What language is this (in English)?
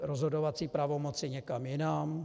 Czech